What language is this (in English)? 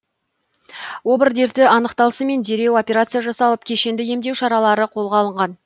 Kazakh